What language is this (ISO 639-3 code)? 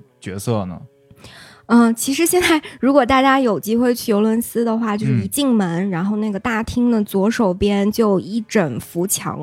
zho